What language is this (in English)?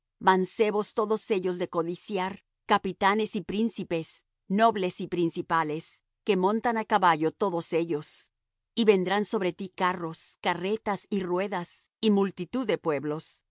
Spanish